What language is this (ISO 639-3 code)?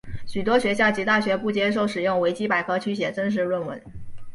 zho